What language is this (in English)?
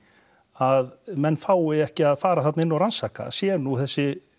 Icelandic